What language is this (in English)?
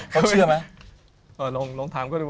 Thai